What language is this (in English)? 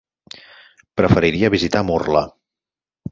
Catalan